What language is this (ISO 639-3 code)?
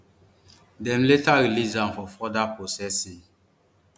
pcm